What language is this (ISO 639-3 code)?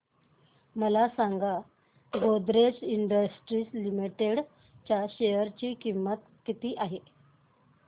mar